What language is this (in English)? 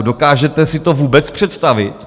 Czech